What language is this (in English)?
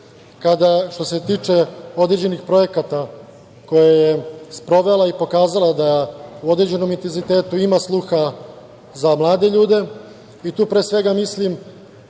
Serbian